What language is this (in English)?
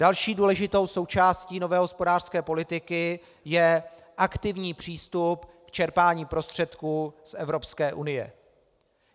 Czech